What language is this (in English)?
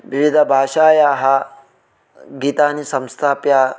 Sanskrit